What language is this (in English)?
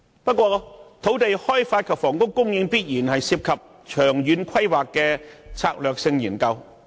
Cantonese